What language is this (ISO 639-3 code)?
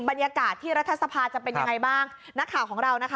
tha